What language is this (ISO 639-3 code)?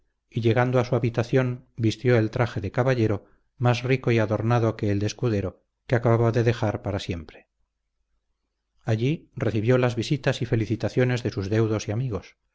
spa